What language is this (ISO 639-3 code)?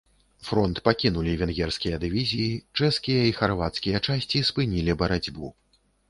bel